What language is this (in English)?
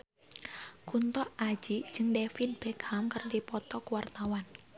Sundanese